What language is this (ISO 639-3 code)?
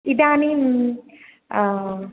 san